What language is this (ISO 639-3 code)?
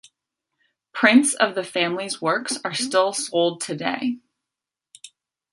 eng